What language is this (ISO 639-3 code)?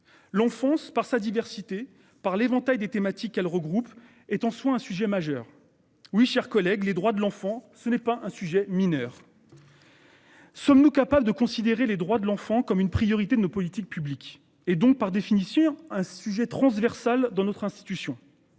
fra